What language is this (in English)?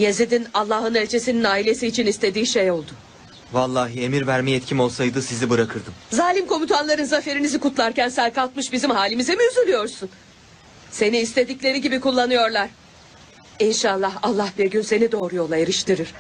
Turkish